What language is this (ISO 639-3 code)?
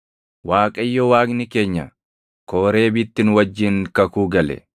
orm